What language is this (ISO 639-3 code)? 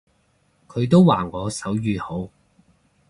yue